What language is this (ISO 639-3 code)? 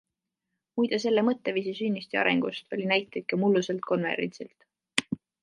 est